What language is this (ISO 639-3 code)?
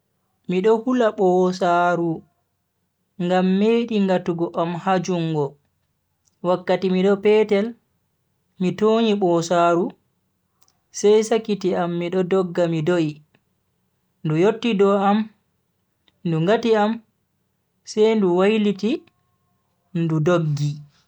fui